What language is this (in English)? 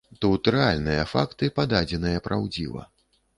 Belarusian